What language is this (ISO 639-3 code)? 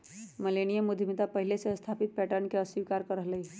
mag